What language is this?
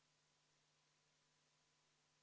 Estonian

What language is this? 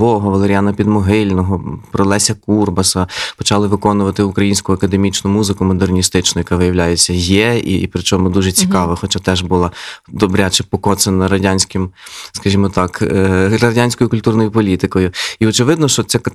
Ukrainian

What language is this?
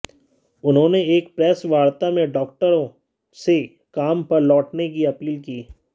Hindi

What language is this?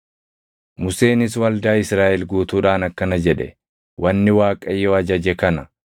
Oromo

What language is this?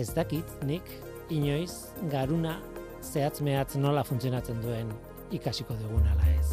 Spanish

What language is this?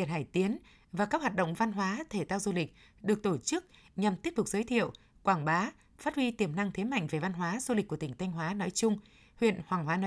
Vietnamese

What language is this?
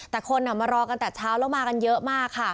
Thai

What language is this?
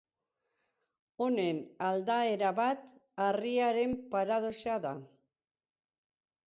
Basque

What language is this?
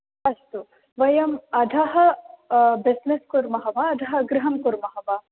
Sanskrit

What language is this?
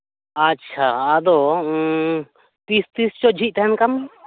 Santali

